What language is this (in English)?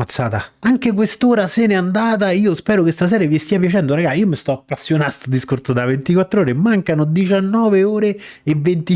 Italian